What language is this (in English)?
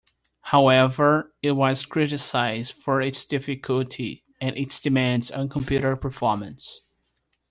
English